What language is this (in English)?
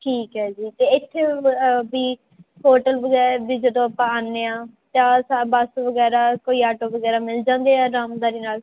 Punjabi